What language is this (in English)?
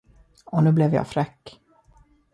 Swedish